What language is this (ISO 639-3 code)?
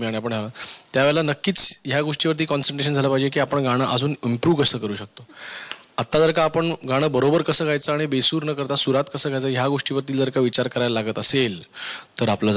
hin